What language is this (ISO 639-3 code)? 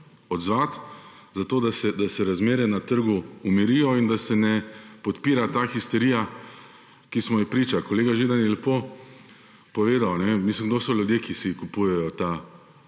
slv